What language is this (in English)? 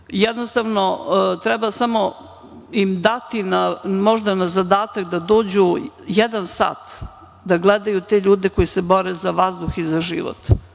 Serbian